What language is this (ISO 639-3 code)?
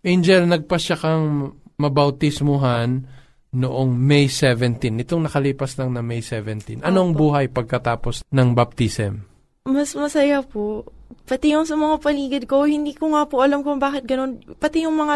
fil